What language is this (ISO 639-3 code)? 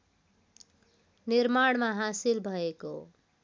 nep